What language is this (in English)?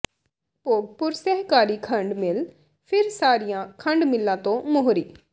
Punjabi